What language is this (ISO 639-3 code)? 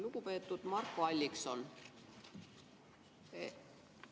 est